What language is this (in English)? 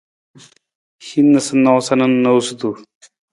Nawdm